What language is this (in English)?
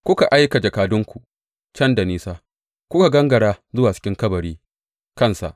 Hausa